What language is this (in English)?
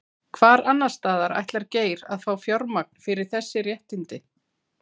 Icelandic